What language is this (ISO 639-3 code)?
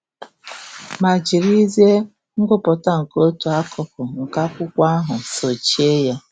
ibo